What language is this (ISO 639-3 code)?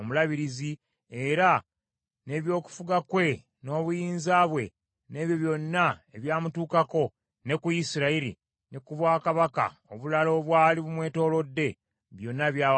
lug